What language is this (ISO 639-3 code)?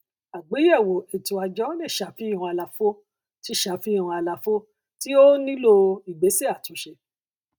yor